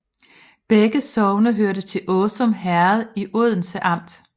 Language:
Danish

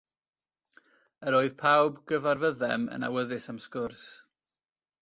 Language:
Welsh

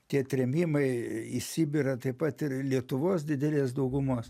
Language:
Lithuanian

